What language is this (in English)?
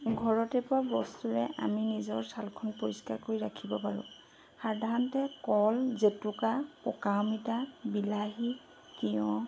Assamese